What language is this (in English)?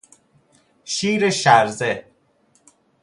Persian